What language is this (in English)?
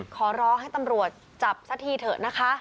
Thai